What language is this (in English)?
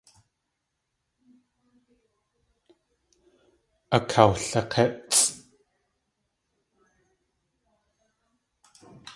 Tlingit